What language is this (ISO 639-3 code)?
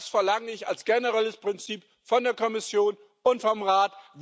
deu